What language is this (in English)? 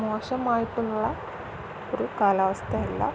Malayalam